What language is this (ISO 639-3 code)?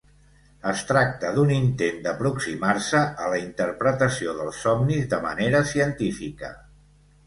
cat